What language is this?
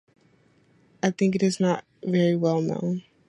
English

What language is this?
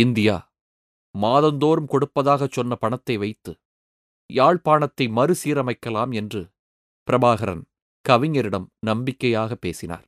Tamil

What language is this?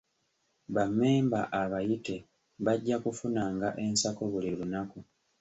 Ganda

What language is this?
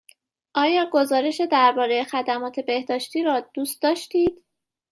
Persian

